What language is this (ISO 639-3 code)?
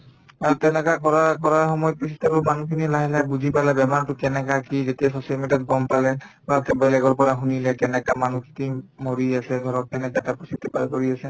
asm